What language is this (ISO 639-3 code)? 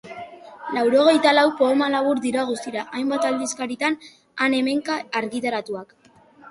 eus